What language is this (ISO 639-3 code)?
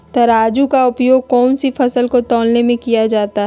mag